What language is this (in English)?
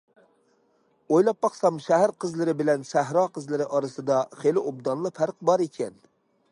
Uyghur